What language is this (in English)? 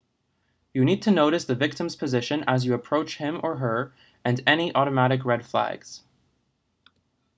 English